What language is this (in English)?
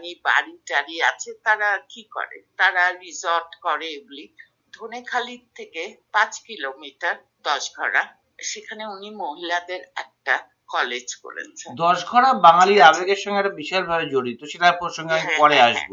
Bangla